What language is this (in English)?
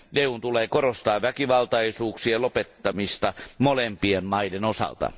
Finnish